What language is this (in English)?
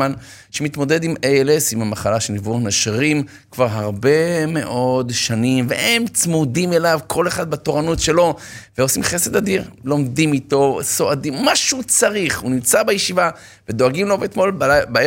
Hebrew